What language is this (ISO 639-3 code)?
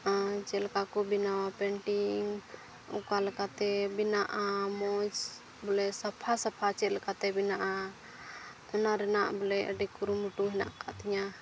sat